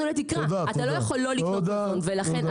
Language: Hebrew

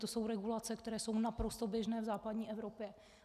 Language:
Czech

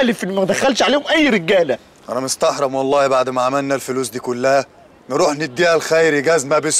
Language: Arabic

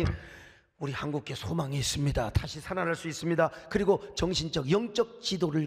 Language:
Korean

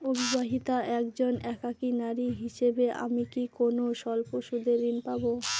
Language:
Bangla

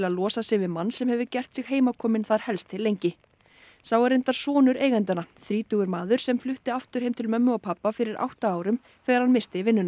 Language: Icelandic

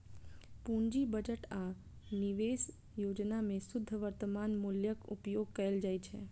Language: Maithili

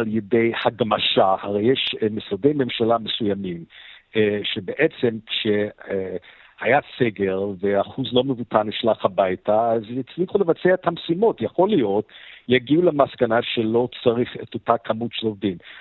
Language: Hebrew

